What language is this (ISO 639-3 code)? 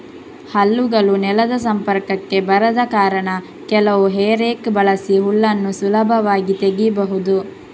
kan